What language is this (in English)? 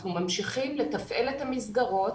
Hebrew